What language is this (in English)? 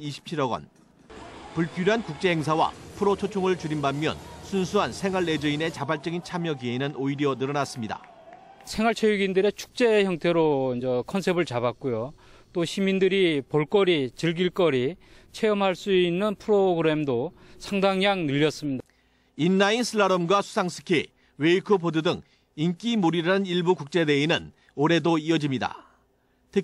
Korean